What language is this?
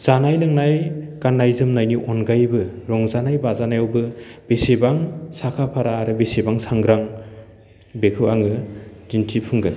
Bodo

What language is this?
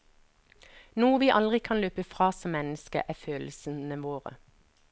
Norwegian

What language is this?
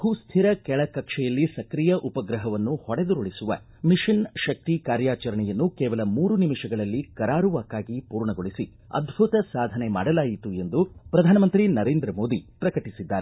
Kannada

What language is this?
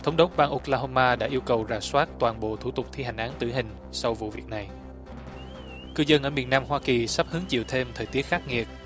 Vietnamese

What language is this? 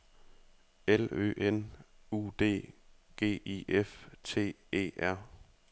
Danish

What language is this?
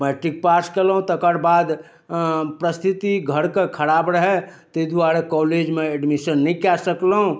Maithili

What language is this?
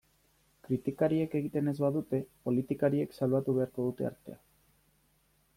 Basque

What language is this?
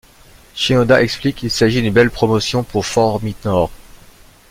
French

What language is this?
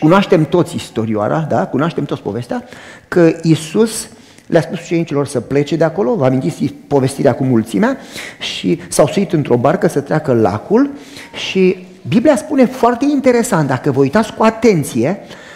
Romanian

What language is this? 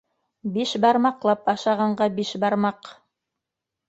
Bashkir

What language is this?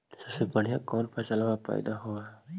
Magahi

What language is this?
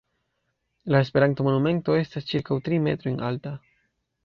Esperanto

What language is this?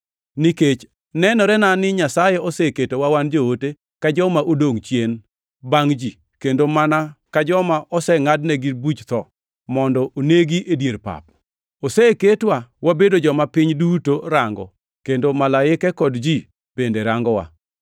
Luo (Kenya and Tanzania)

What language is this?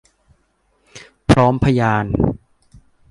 Thai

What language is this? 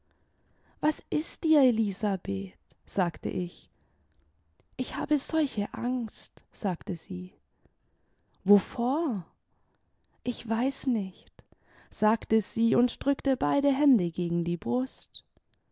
German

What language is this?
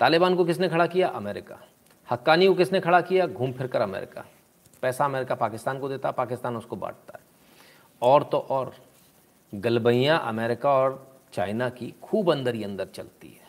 Hindi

